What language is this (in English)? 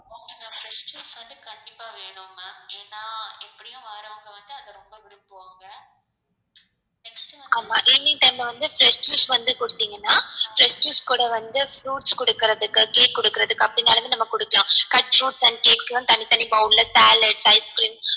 Tamil